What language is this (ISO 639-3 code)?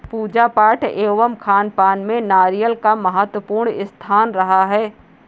hin